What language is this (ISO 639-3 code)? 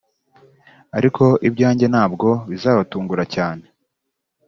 kin